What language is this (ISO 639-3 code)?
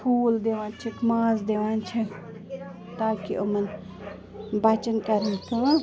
kas